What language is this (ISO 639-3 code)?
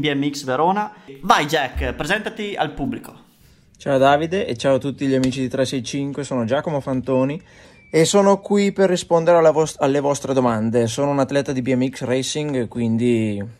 ita